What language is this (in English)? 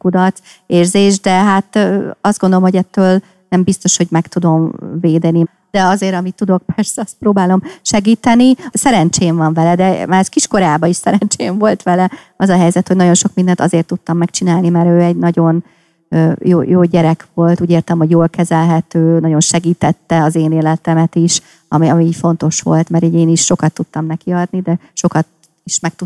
Hungarian